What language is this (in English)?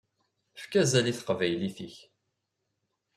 Kabyle